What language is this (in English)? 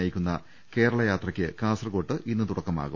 Malayalam